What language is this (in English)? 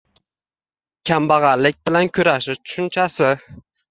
Uzbek